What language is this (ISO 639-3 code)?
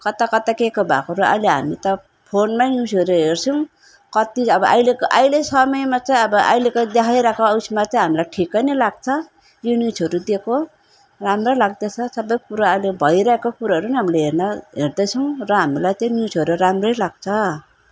nep